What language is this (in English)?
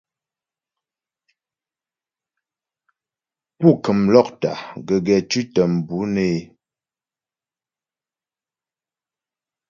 Ghomala